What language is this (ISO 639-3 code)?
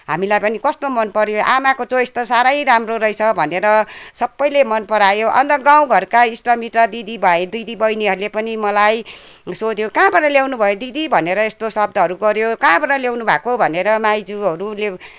nep